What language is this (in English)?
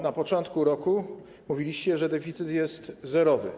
Polish